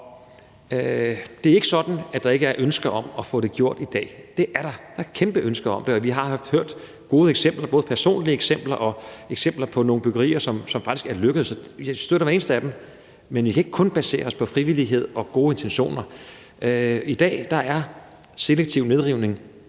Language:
Danish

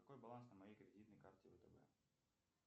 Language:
Russian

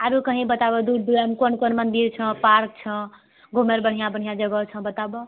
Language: Maithili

